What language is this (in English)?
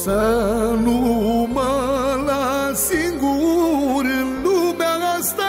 Romanian